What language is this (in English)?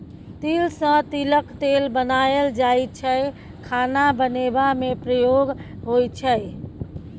Maithili